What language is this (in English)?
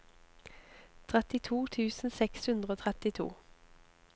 Norwegian